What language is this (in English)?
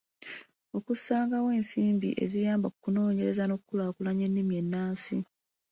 Ganda